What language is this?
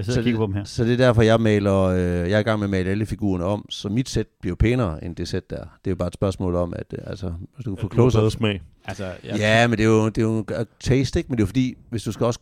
Danish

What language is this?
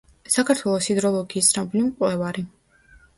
Georgian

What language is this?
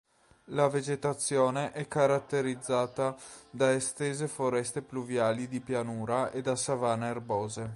Italian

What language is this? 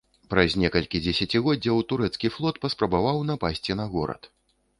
Belarusian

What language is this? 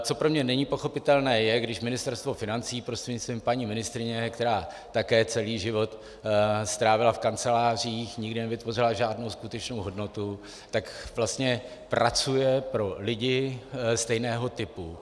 Czech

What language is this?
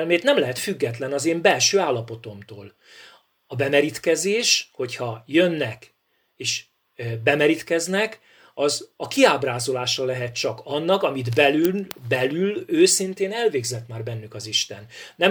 Hungarian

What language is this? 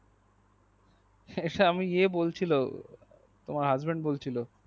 Bangla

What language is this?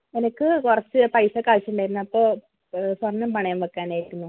Malayalam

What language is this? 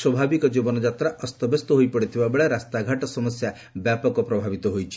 Odia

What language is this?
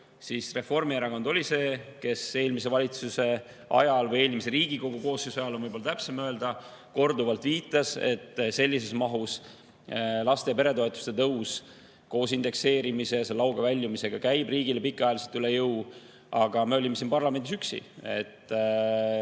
Estonian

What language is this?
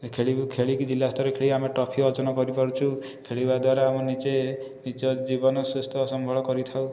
Odia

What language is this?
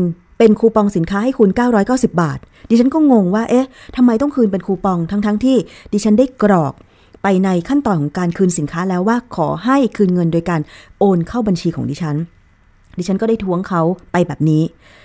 Thai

